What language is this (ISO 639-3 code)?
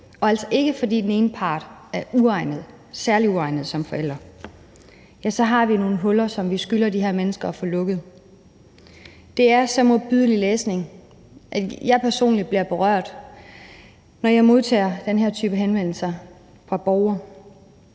dan